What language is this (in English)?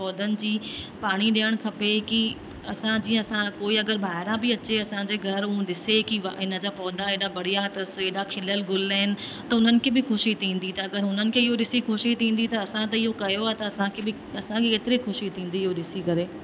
Sindhi